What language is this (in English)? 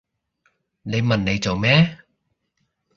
Cantonese